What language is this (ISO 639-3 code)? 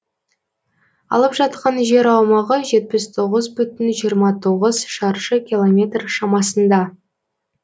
kaz